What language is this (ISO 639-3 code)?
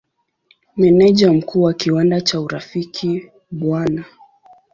swa